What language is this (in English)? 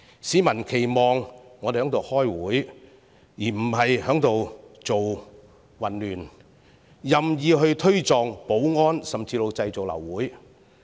Cantonese